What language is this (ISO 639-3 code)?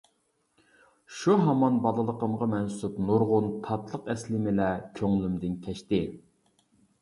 uig